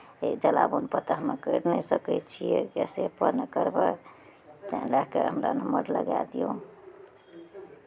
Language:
Maithili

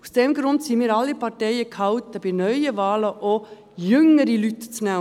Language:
Swiss German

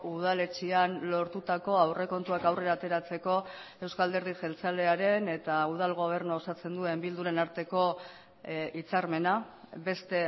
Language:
Basque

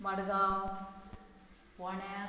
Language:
Konkani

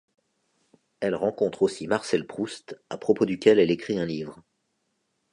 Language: French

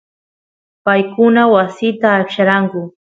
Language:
Santiago del Estero Quichua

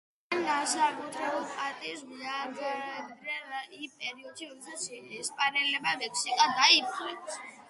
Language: Georgian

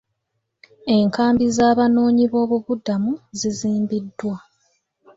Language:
Ganda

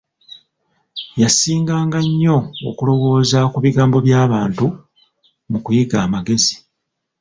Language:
Ganda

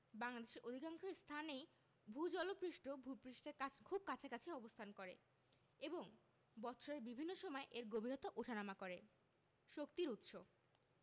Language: Bangla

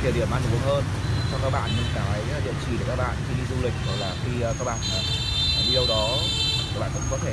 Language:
Vietnamese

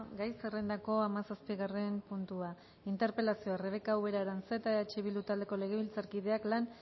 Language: Basque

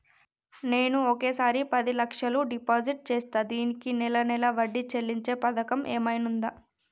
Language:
Telugu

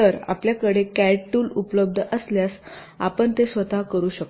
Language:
Marathi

